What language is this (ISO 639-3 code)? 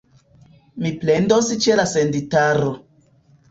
epo